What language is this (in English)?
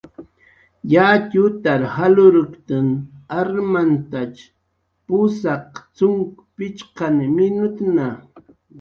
Jaqaru